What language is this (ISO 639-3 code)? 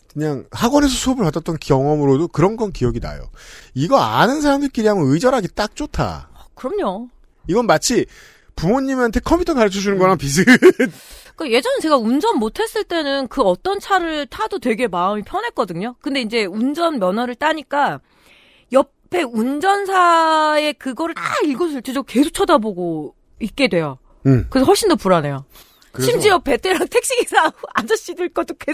kor